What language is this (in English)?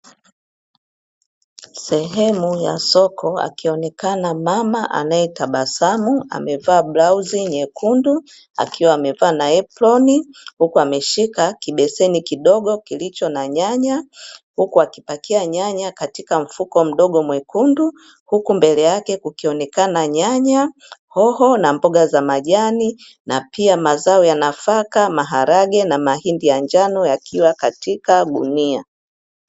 Swahili